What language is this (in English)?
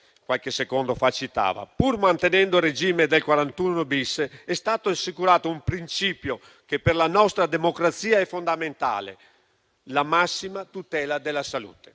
Italian